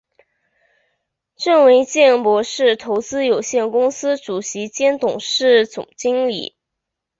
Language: Chinese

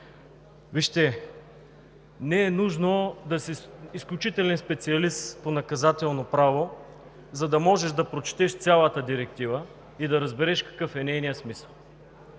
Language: Bulgarian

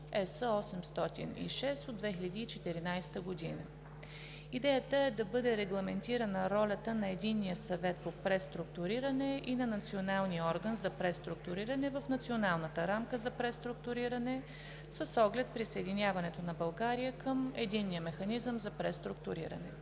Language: Bulgarian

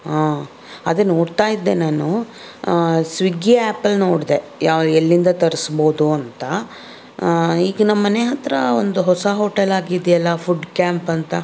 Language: Kannada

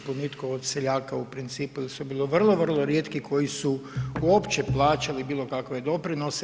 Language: Croatian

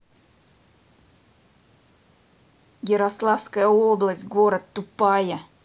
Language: Russian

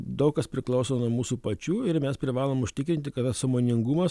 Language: Lithuanian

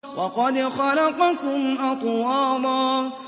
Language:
Arabic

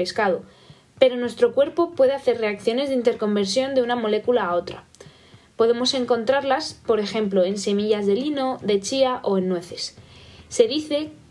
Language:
Spanish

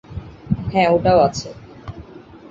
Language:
Bangla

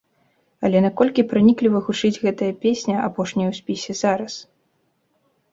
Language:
Belarusian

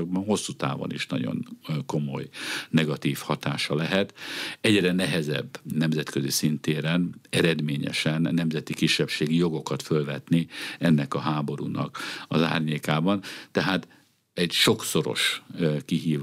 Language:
Hungarian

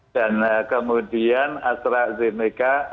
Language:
Indonesian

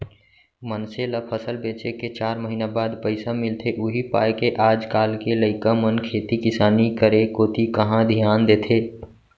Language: Chhattisgarhi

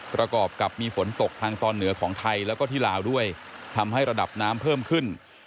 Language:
Thai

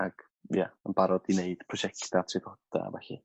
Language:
Welsh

